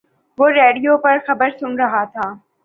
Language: Urdu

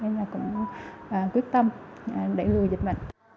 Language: Vietnamese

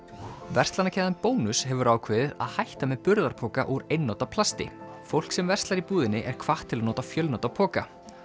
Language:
Icelandic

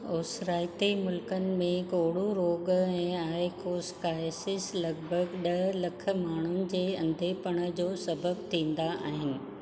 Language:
Sindhi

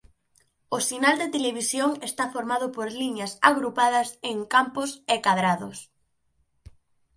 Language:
Galician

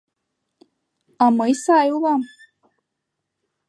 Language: Mari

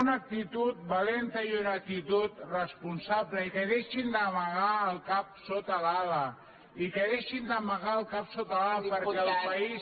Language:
Catalan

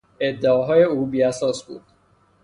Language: Persian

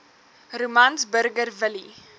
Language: Afrikaans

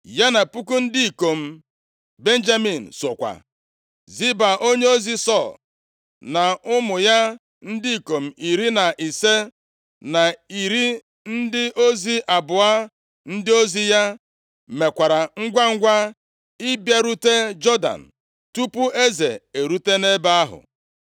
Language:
Igbo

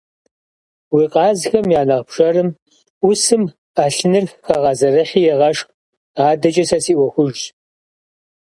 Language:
Kabardian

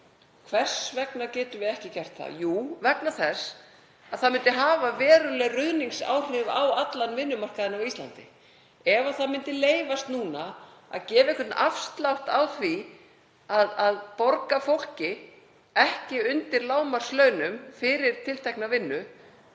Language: Icelandic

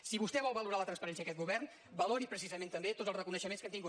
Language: Catalan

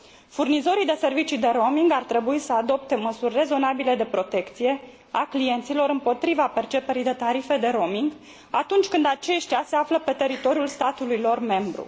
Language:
Romanian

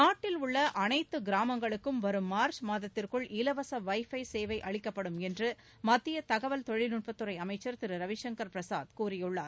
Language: Tamil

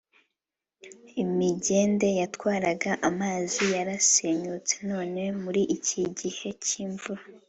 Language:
Kinyarwanda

